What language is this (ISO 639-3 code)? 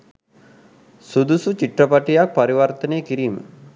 sin